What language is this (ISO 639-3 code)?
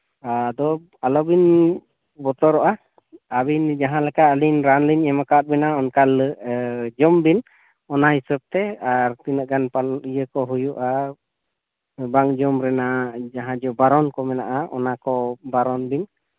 sat